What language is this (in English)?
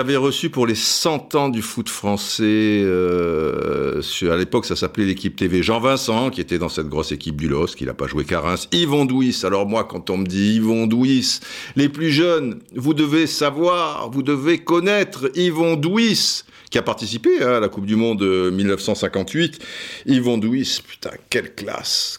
French